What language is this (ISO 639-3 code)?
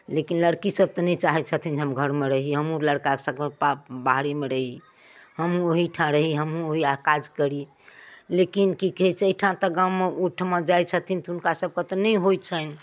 mai